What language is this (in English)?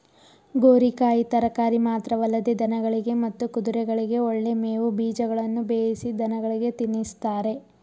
Kannada